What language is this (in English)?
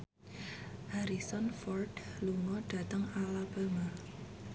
Javanese